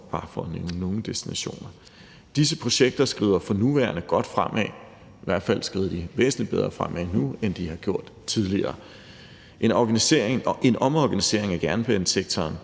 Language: Danish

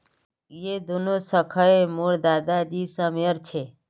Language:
Magahi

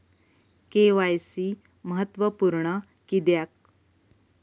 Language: Marathi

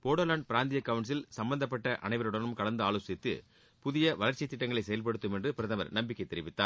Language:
Tamil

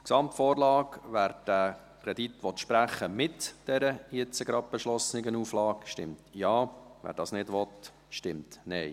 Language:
Swiss German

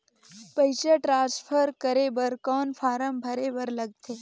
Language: Chhattisgarhi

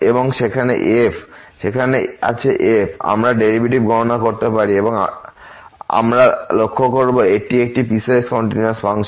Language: Bangla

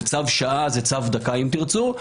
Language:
Hebrew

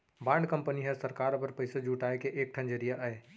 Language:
Chhattisgarhi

